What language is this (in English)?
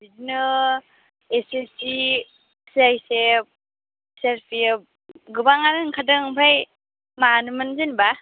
Bodo